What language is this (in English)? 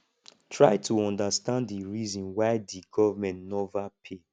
Nigerian Pidgin